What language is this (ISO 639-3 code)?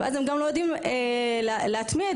heb